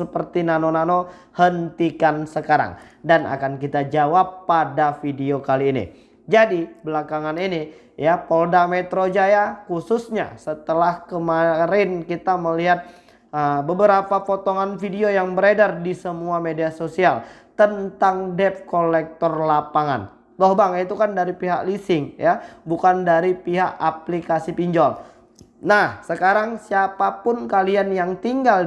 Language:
Indonesian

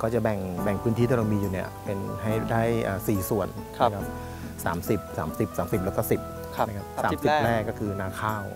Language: Thai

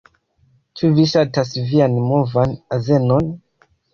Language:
Esperanto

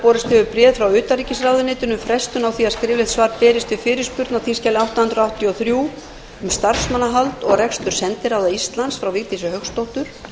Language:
Icelandic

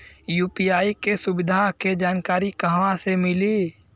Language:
Bhojpuri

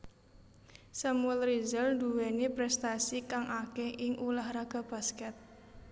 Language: Javanese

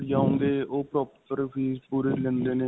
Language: Punjabi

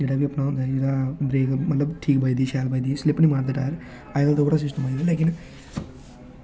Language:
Dogri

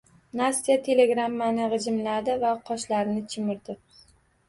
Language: Uzbek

